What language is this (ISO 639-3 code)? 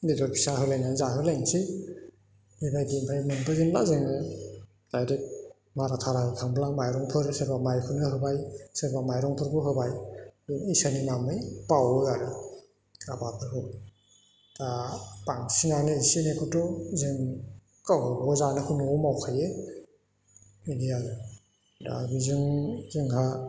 brx